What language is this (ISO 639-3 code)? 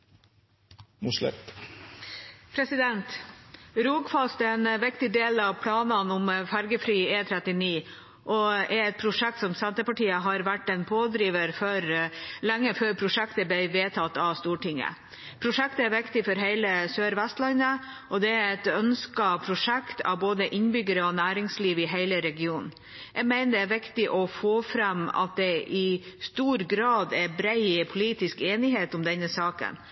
nor